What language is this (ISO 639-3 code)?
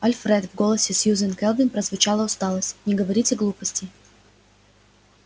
rus